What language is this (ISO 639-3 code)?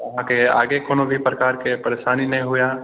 mai